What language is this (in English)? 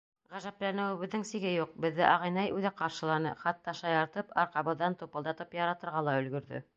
Bashkir